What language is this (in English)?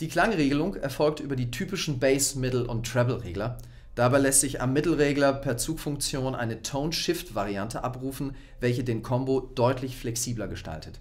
German